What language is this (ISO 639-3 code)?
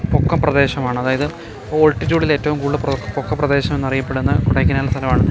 mal